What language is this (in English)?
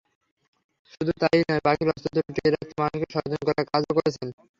Bangla